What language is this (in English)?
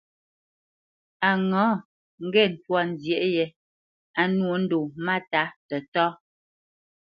Bamenyam